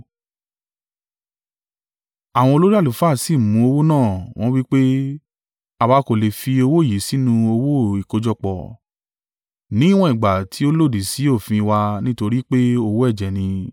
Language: Yoruba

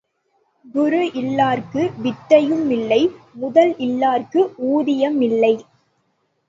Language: Tamil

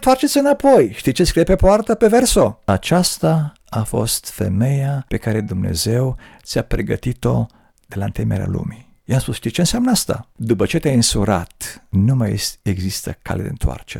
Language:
Romanian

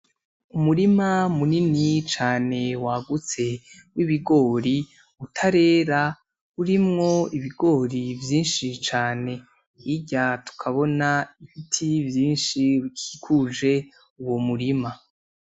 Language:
Rundi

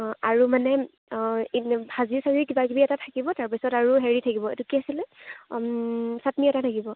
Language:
Assamese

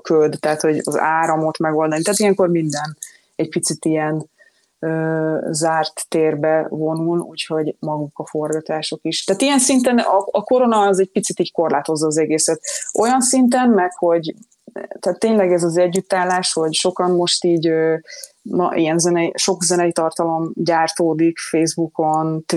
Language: Hungarian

